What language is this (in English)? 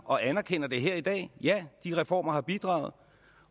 Danish